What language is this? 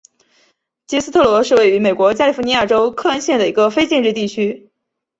Chinese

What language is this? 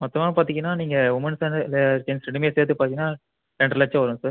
Tamil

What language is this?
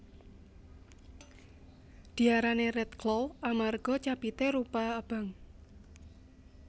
Javanese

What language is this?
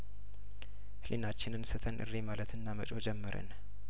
Amharic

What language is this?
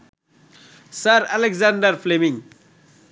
Bangla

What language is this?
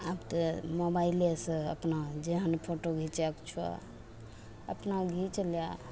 Maithili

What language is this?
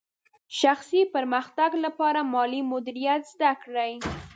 Pashto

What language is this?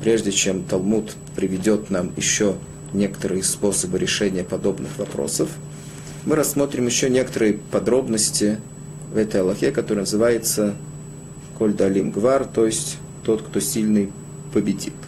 Russian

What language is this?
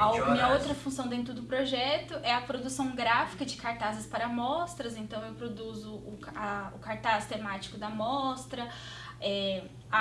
Portuguese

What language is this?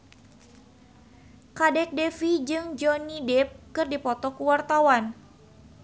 Sundanese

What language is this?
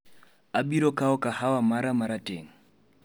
Luo (Kenya and Tanzania)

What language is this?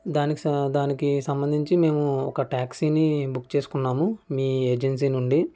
Telugu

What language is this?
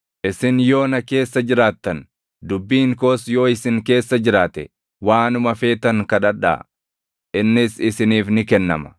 Oromo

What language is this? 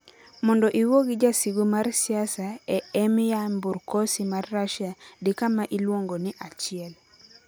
Luo (Kenya and Tanzania)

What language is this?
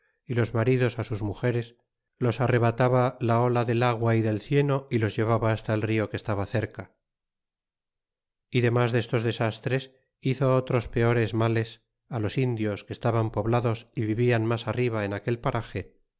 Spanish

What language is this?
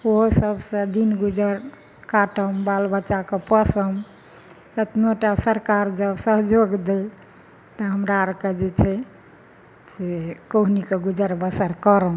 Maithili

